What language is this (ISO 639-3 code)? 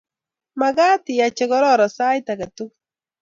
kln